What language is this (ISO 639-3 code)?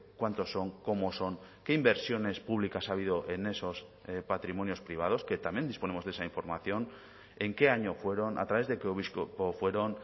spa